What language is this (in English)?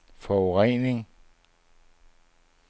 Danish